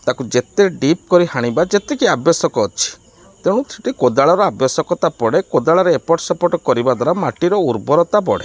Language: Odia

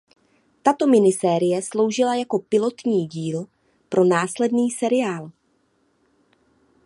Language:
Czech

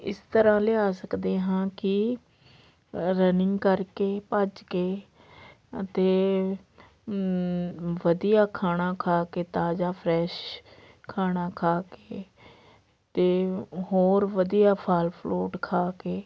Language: Punjabi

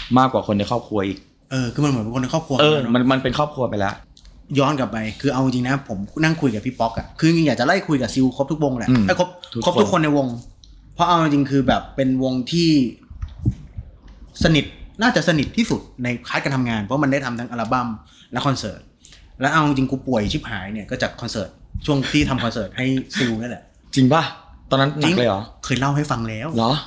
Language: Thai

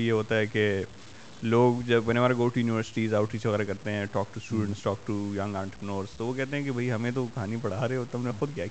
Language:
Urdu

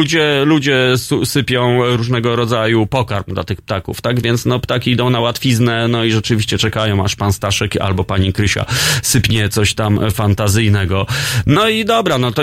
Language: Polish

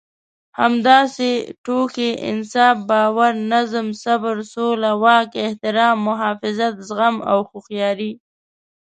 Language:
Pashto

